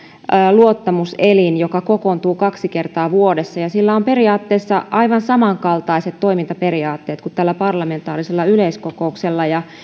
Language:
Finnish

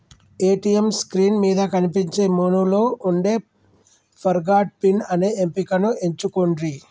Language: Telugu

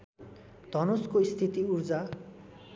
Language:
Nepali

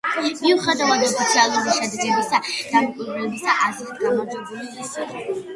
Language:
Georgian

